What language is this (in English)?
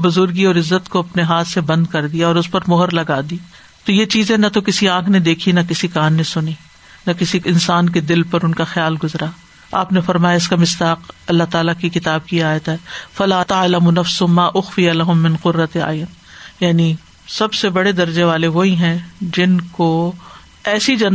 Urdu